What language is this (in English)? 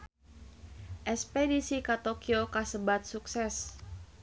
Sundanese